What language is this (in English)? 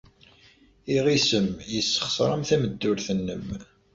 Kabyle